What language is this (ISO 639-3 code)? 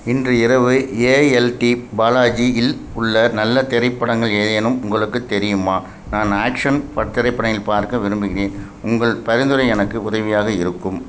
tam